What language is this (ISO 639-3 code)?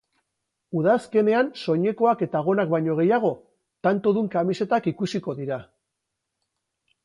eus